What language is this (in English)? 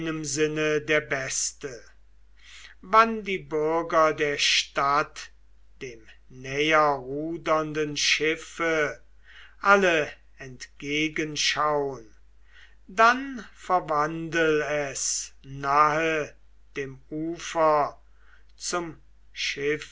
German